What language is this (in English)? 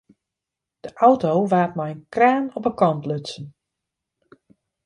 Western Frisian